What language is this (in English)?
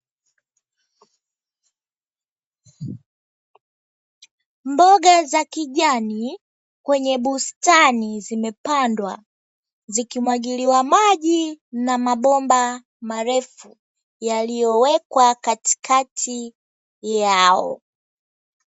Swahili